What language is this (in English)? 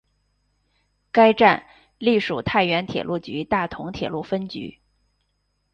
Chinese